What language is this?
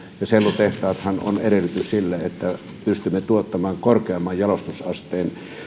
Finnish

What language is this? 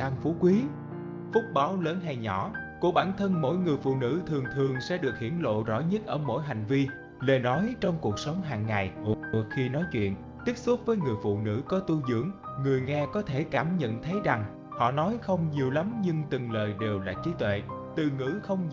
Vietnamese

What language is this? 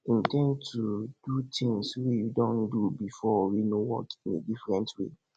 Nigerian Pidgin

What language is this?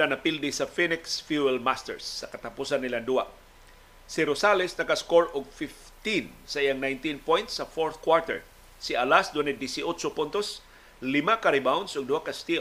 Filipino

